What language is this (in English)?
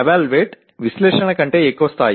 Telugu